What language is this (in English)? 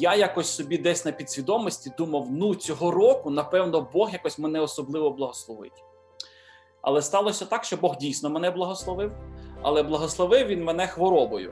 Ukrainian